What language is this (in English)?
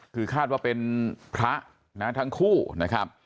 Thai